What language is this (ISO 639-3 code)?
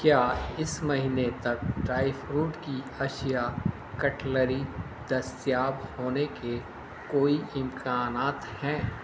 urd